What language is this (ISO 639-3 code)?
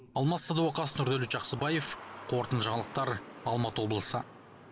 kaz